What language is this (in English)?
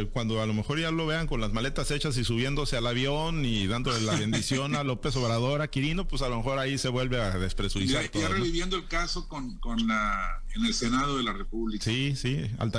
Spanish